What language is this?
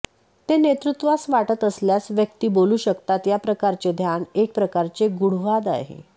Marathi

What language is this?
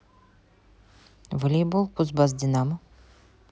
Russian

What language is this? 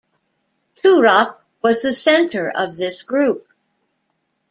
English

